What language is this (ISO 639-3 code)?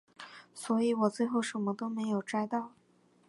zho